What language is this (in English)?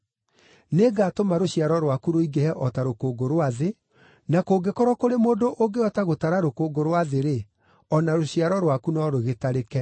Kikuyu